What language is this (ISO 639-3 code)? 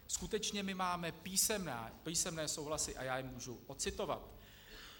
ces